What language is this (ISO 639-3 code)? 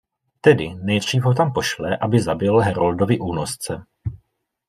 ces